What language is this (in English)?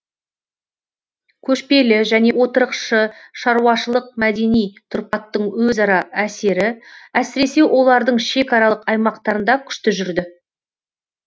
Kazakh